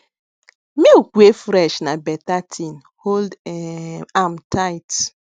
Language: Nigerian Pidgin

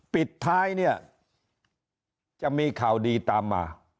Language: Thai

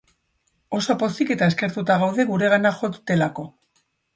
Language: Basque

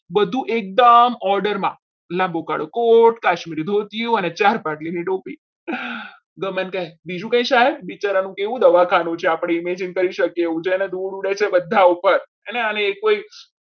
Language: Gujarati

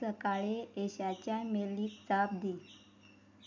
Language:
Konkani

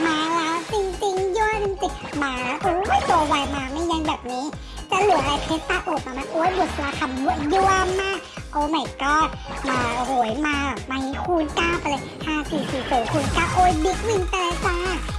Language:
Thai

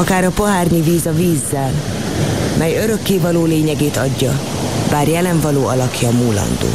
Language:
Hungarian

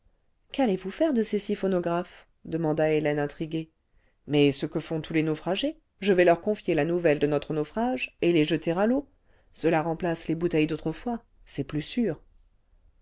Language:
French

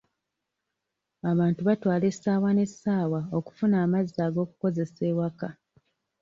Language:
Ganda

